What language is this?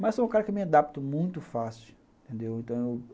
Portuguese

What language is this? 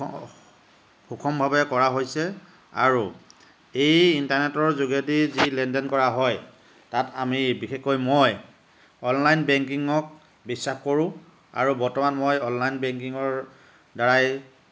Assamese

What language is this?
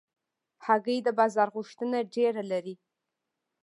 Pashto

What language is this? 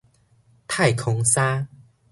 Min Nan Chinese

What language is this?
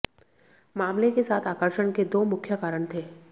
Hindi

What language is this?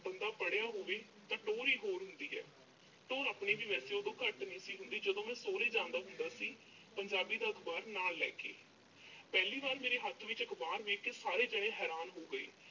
Punjabi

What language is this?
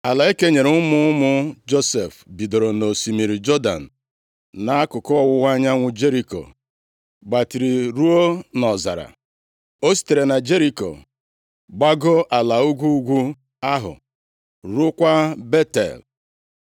Igbo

